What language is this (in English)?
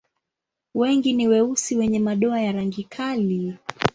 Swahili